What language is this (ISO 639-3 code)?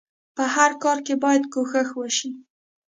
pus